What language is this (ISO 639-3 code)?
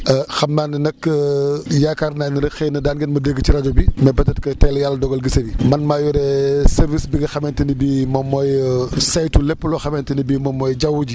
wol